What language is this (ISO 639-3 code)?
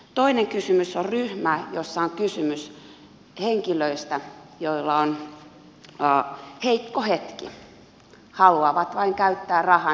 fin